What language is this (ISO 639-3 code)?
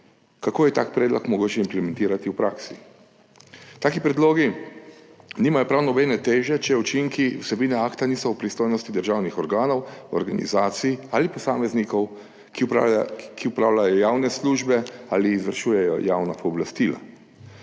slv